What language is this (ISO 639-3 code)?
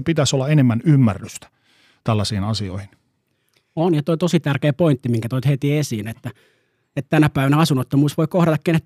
fin